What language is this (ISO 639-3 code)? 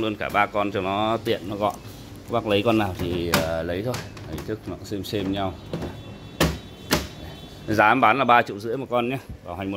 vie